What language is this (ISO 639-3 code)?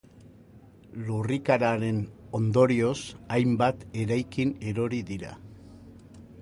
eus